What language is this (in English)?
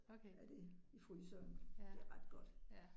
Danish